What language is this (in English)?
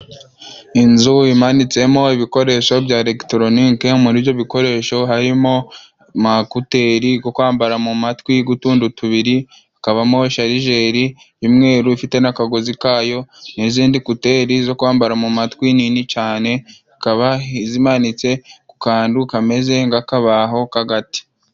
Kinyarwanda